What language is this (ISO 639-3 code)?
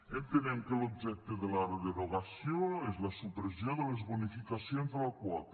cat